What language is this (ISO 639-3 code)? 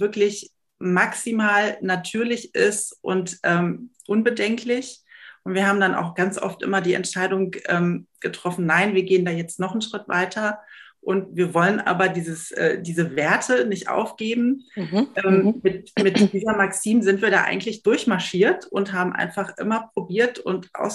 deu